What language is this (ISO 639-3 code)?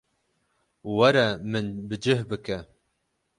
kur